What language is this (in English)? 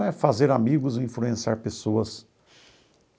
Portuguese